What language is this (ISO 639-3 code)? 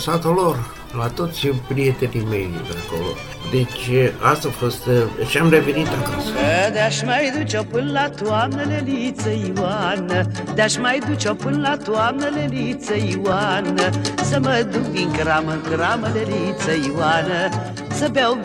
ron